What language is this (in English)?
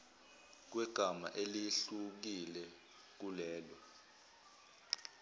Zulu